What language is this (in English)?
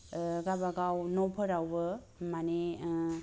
Bodo